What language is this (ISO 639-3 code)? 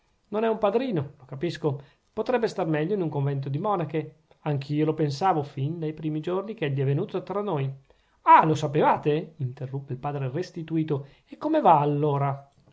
ita